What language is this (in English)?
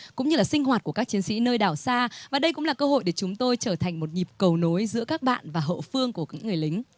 Vietnamese